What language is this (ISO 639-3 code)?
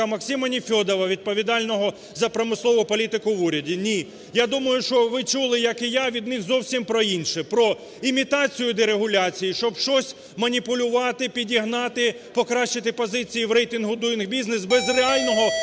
ukr